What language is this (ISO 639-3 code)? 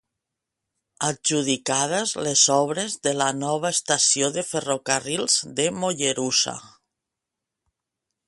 cat